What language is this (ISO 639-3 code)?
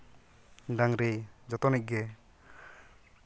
sat